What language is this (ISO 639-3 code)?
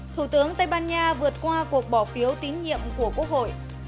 vie